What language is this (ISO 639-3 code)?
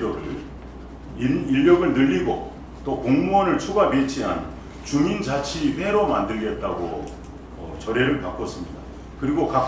kor